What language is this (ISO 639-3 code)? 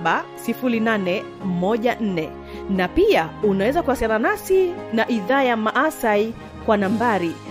swa